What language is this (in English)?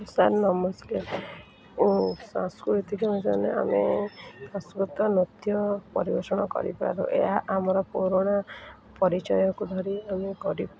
Odia